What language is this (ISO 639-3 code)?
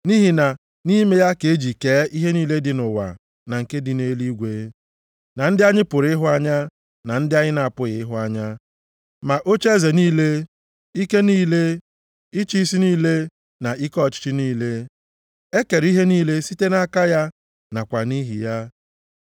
ibo